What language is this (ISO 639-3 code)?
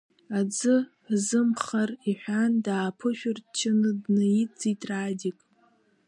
abk